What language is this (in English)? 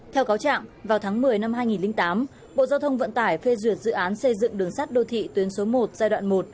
Vietnamese